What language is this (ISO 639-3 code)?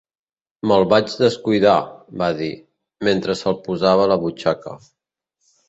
cat